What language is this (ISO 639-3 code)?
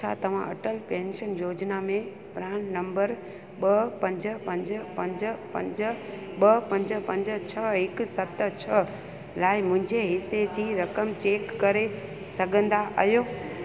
snd